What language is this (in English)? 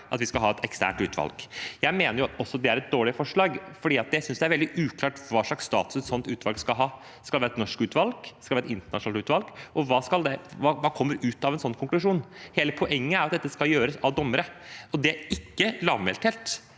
Norwegian